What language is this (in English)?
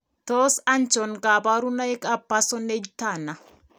Kalenjin